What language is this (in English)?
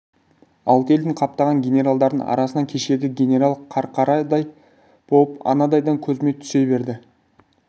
Kazakh